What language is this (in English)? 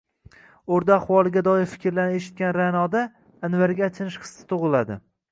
Uzbek